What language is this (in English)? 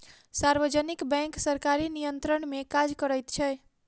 Maithili